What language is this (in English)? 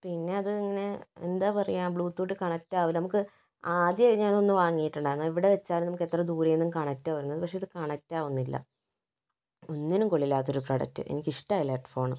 Malayalam